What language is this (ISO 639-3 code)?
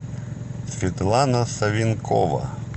rus